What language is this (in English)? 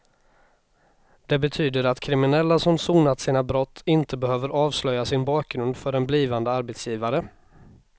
Swedish